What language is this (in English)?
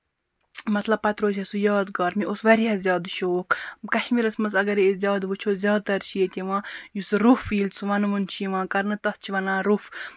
Kashmiri